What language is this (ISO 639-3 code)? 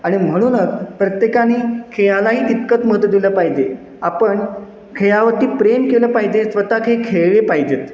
mar